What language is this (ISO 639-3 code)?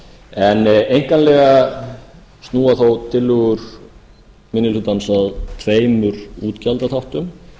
isl